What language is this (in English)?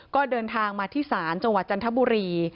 Thai